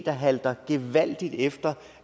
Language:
Danish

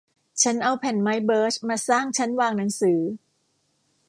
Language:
Thai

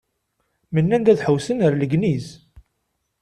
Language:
Kabyle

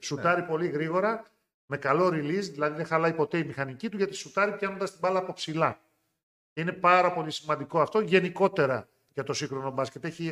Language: Greek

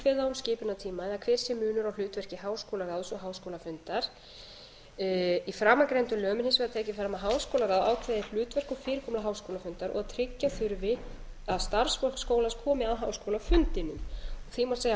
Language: Icelandic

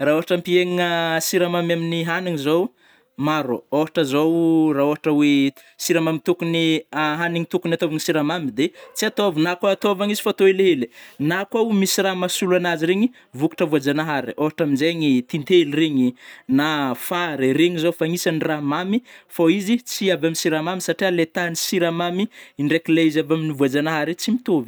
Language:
Northern Betsimisaraka Malagasy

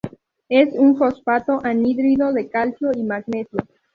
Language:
Spanish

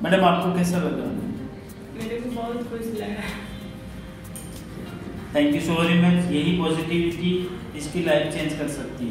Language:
Romanian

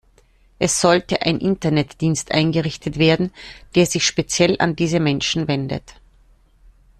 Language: German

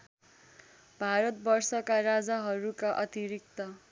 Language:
Nepali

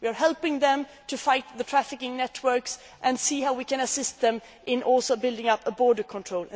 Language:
English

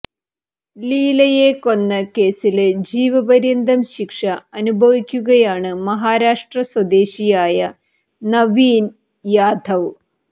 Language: Malayalam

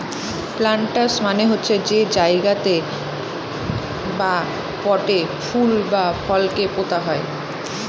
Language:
Bangla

